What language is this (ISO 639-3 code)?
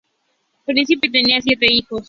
spa